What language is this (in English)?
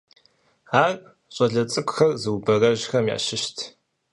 Kabardian